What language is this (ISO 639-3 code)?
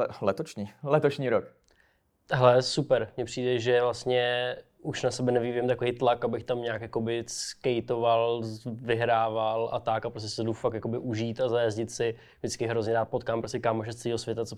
ces